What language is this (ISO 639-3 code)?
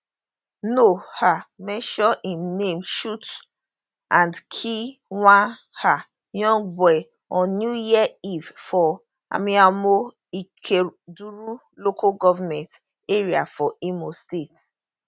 pcm